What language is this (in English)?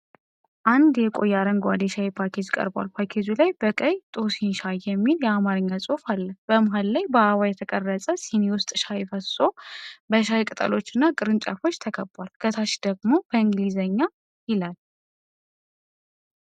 Amharic